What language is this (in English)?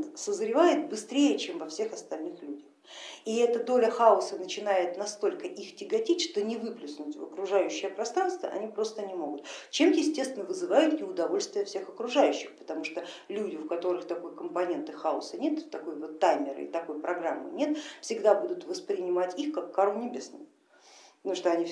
Russian